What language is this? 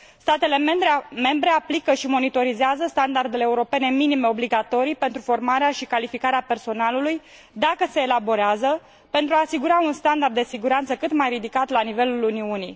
Romanian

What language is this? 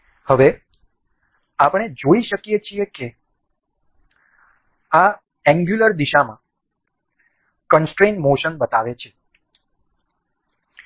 Gujarati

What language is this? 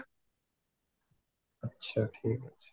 Odia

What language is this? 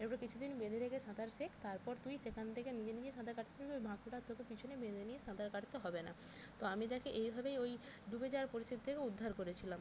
Bangla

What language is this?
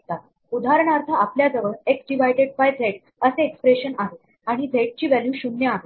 Marathi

